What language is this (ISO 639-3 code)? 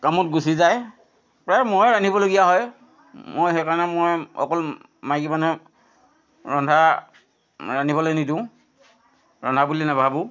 asm